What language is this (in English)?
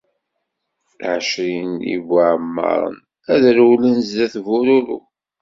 Kabyle